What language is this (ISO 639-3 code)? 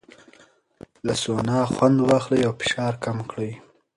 pus